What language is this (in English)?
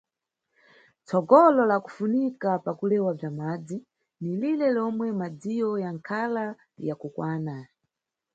Nyungwe